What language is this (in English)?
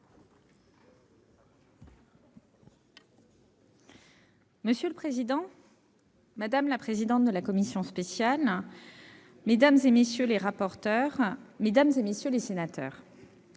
French